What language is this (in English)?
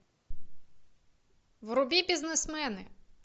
Russian